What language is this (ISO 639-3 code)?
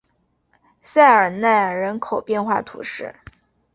zho